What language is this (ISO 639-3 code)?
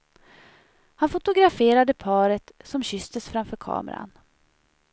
swe